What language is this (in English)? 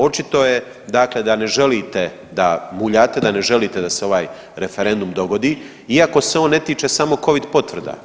Croatian